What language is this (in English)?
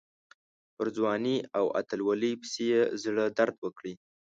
Pashto